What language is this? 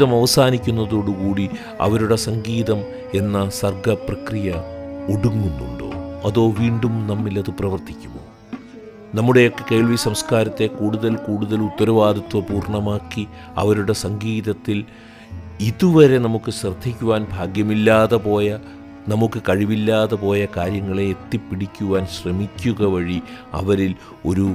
Malayalam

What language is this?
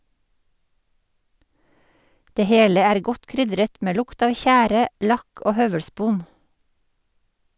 Norwegian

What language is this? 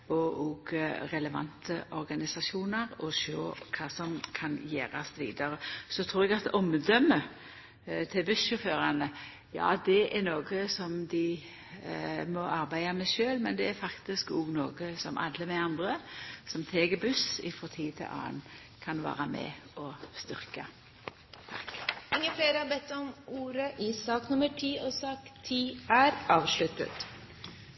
Norwegian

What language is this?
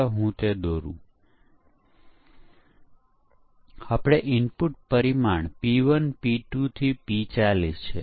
Gujarati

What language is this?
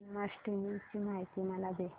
Marathi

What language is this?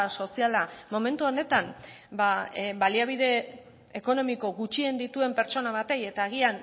Basque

